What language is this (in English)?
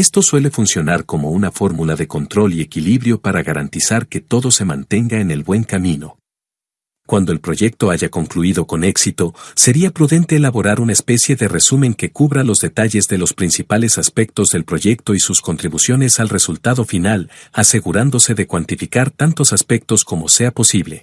Spanish